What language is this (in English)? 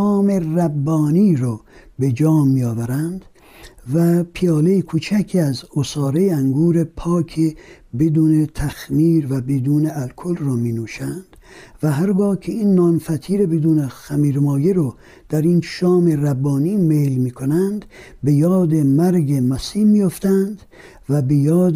Persian